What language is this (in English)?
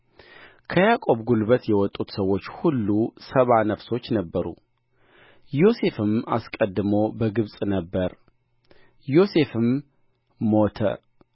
Amharic